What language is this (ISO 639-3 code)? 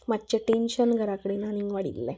kok